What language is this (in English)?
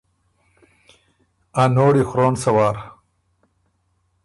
Ormuri